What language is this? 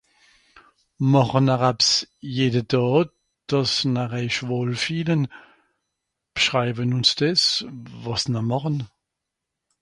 Swiss German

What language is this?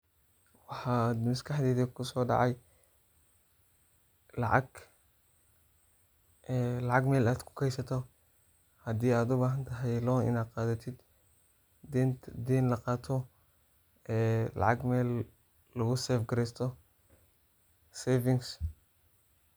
Somali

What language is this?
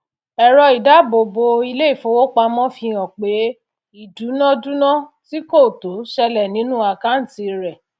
Yoruba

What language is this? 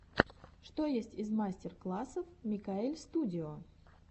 Russian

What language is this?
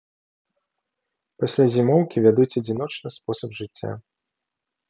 Belarusian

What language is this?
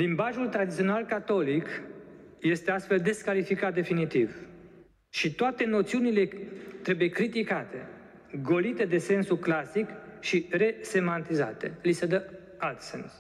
Romanian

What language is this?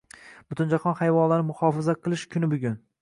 Uzbek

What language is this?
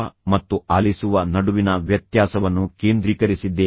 Kannada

